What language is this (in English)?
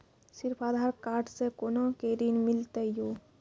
Maithili